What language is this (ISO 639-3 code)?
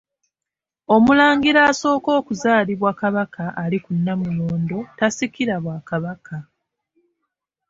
lug